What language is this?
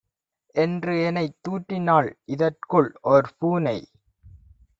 Tamil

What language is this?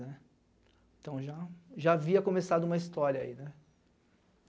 Portuguese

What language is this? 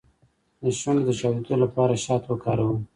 Pashto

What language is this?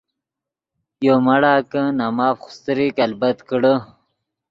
Yidgha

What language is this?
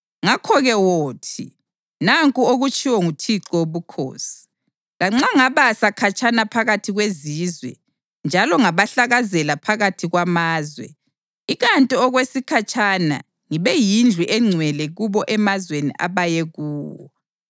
North Ndebele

